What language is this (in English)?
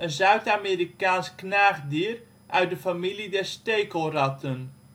Dutch